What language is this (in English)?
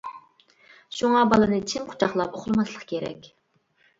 Uyghur